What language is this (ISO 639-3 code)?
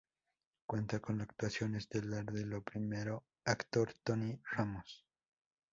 spa